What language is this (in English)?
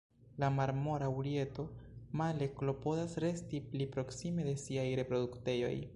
Esperanto